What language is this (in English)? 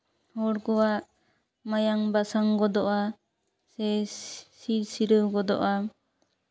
Santali